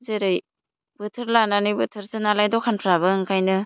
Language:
Bodo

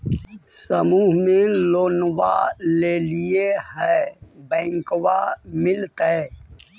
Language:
Magahi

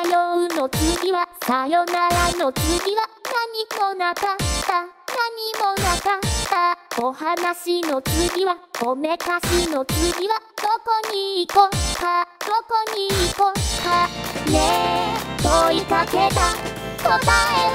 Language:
Japanese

